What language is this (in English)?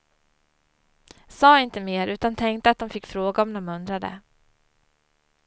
Swedish